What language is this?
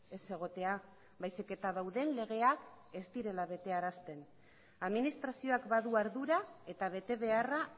Basque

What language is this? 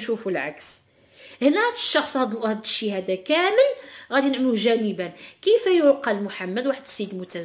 Arabic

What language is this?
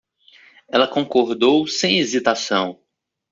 Portuguese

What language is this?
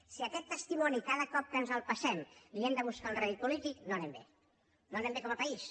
Catalan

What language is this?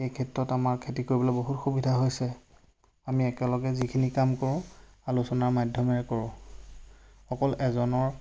Assamese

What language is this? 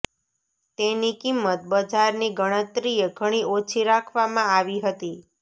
Gujarati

